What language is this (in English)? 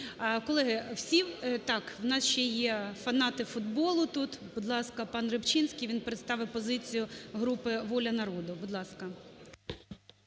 Ukrainian